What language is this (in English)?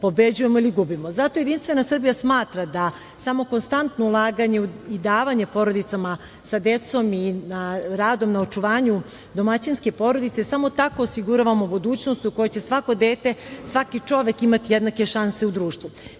Serbian